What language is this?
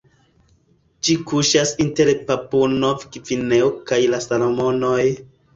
Esperanto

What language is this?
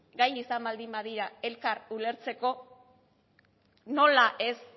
Basque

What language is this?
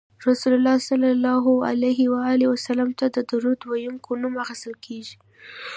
Pashto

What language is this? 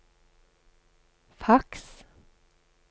Norwegian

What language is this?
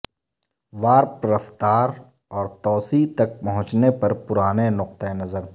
Urdu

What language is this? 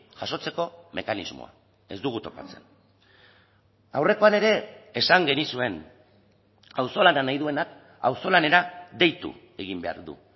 Basque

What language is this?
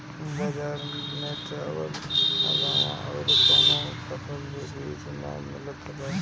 Bhojpuri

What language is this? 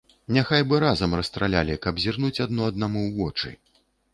Belarusian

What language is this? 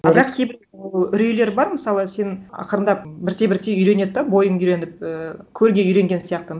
Kazakh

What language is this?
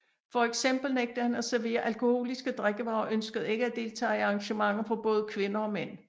Danish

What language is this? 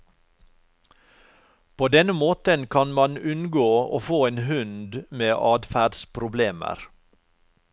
Norwegian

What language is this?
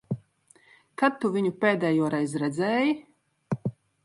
Latvian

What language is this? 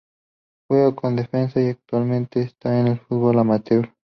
Spanish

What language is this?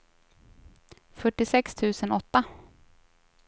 Swedish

